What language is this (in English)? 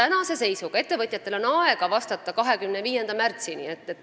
Estonian